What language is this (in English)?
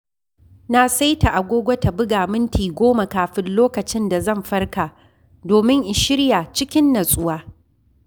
Hausa